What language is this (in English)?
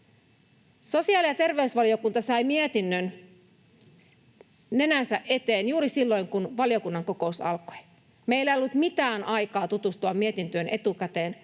Finnish